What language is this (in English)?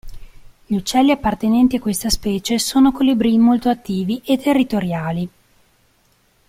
Italian